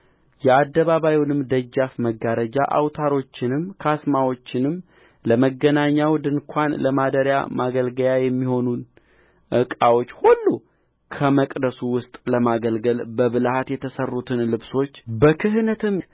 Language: Amharic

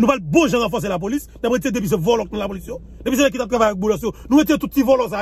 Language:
French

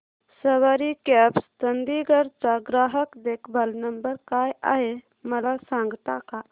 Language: Marathi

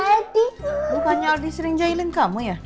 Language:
Indonesian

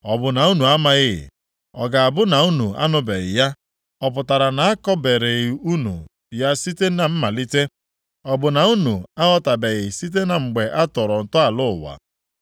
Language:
Igbo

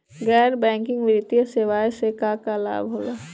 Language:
Bhojpuri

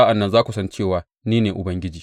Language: Hausa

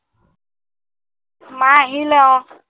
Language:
Assamese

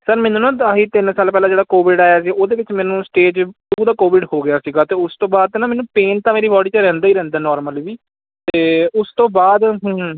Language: Punjabi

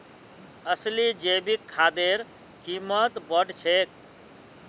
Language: Magahi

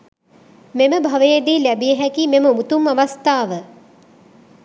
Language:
Sinhala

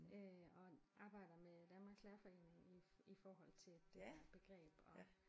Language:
Danish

